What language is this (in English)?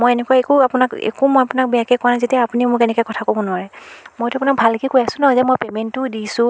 Assamese